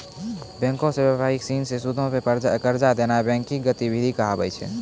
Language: Maithili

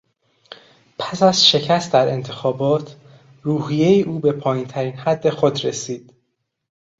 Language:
Persian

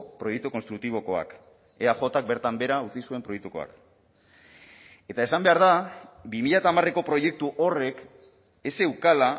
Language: Basque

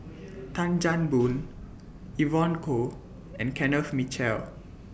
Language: English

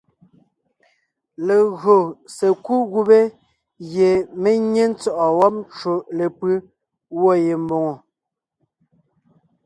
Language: Ngiemboon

